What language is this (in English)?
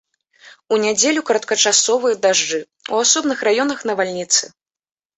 Belarusian